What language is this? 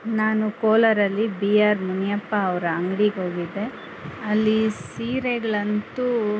Kannada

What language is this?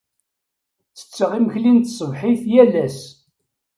Kabyle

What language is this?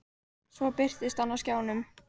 Icelandic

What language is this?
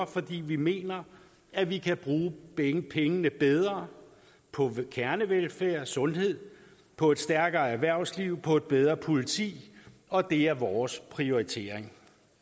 Danish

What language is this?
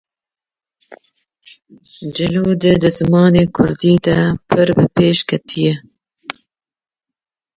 Kurdish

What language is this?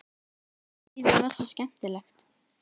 Icelandic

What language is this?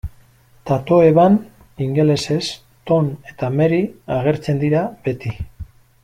Basque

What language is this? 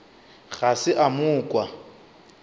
Northern Sotho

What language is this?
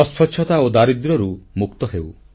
Odia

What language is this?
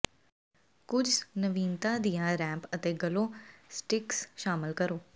Punjabi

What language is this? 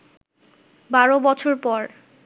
Bangla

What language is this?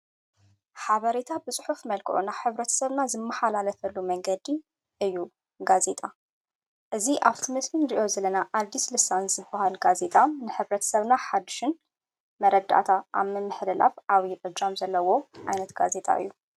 Tigrinya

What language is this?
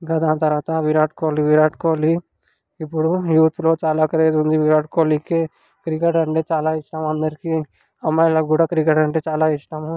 Telugu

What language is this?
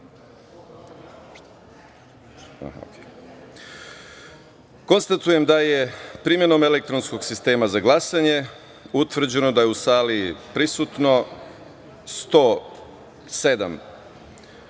Serbian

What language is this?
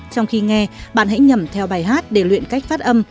Vietnamese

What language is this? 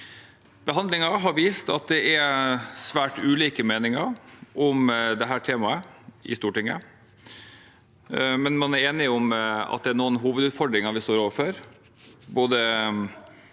Norwegian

